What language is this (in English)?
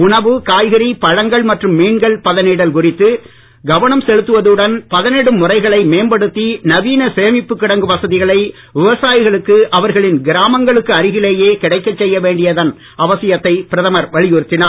Tamil